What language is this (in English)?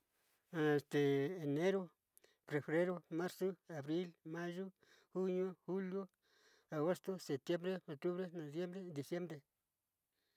Sinicahua Mixtec